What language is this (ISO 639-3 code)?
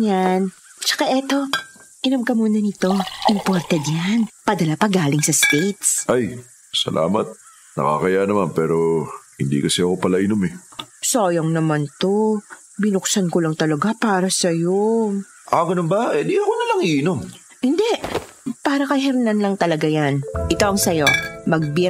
fil